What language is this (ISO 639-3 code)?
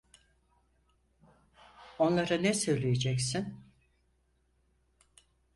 tur